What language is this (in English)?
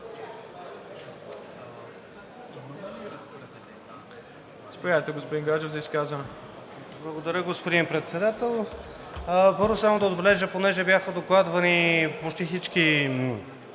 Bulgarian